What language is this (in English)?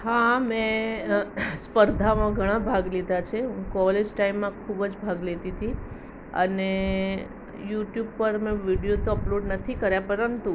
Gujarati